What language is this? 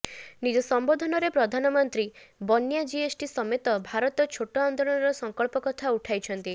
Odia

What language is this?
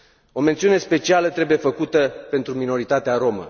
Romanian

